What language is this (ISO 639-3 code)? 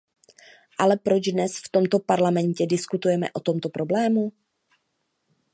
ces